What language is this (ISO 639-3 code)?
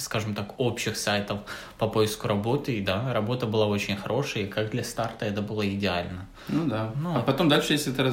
rus